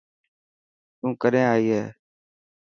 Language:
Dhatki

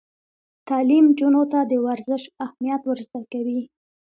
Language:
Pashto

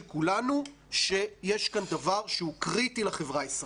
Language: Hebrew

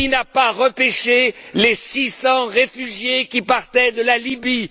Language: French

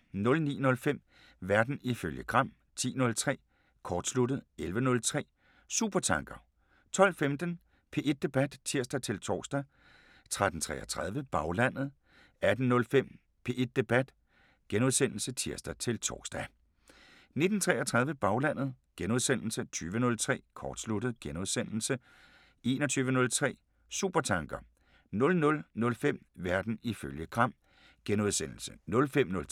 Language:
Danish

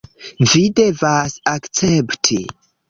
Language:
Esperanto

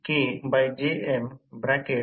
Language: Marathi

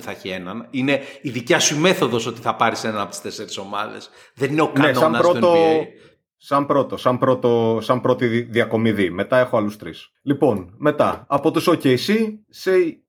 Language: Greek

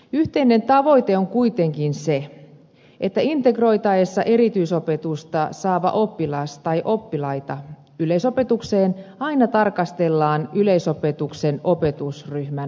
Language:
Finnish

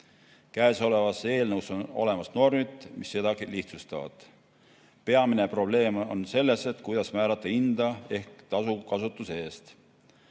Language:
Estonian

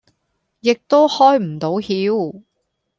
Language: Cantonese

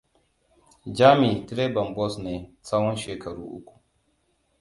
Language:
Hausa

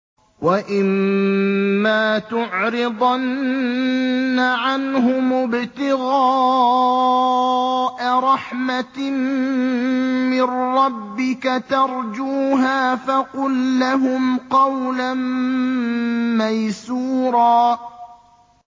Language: Arabic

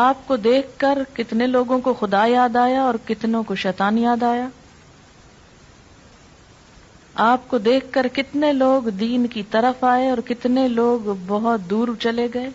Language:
Urdu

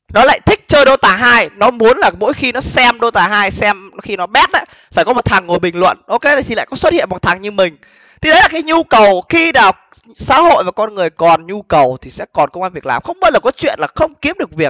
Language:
Vietnamese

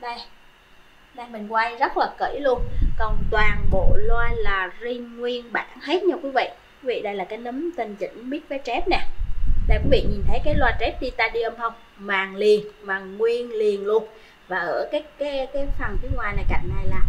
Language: Vietnamese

